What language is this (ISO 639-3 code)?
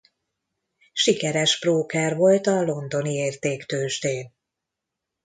hun